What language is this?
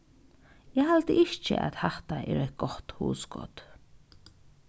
Faroese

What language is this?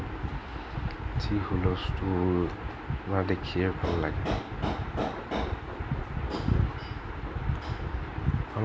Assamese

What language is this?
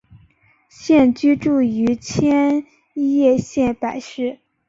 Chinese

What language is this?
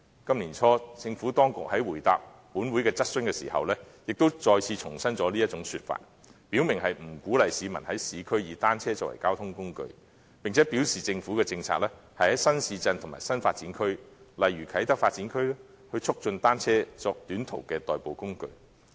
Cantonese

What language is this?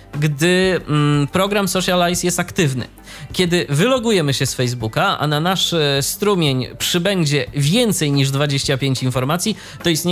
Polish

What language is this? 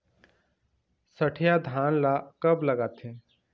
Chhattisgarhi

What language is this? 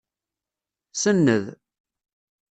Kabyle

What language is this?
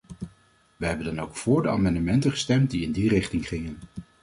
Dutch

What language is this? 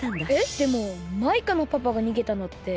Japanese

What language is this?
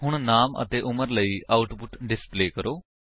Punjabi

